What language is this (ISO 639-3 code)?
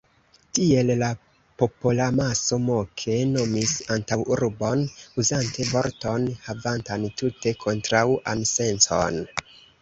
epo